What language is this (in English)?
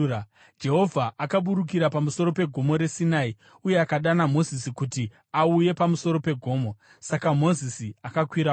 Shona